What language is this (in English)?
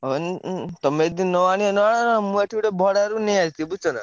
Odia